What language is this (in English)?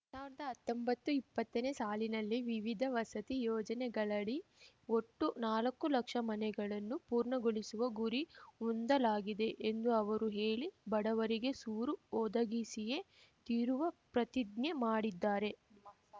Kannada